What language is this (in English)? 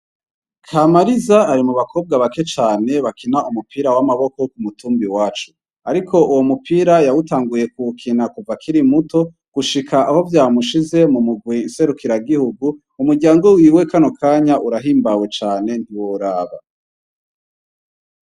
Rundi